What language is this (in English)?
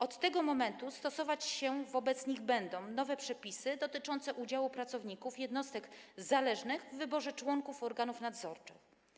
Polish